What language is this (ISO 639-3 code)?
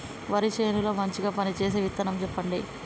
tel